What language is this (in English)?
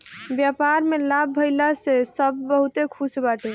Bhojpuri